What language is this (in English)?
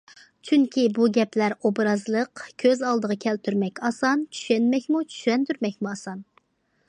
Uyghur